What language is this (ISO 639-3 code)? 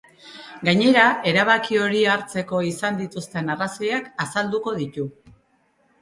eus